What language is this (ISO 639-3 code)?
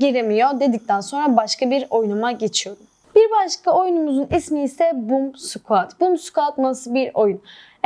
tur